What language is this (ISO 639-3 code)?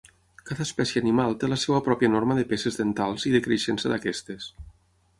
cat